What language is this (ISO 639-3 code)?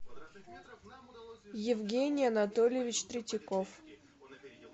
rus